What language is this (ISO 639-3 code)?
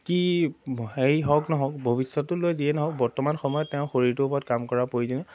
asm